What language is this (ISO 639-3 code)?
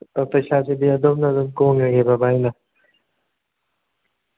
mni